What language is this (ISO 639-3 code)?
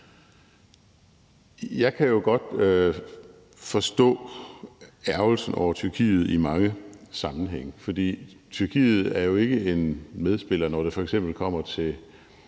dan